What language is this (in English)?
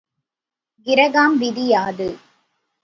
Tamil